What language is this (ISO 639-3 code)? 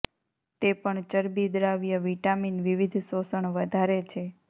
guj